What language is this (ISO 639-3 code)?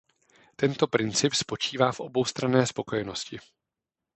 ces